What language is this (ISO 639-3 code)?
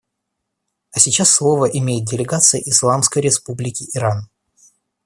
rus